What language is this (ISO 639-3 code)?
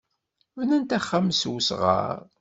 kab